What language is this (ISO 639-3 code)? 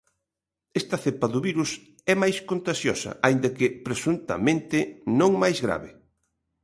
glg